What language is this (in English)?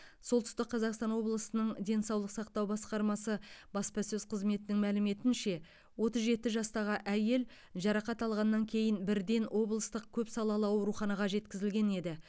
Kazakh